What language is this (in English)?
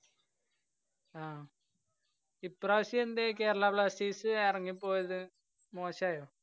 Malayalam